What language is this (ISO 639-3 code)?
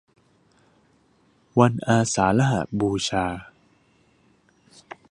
tha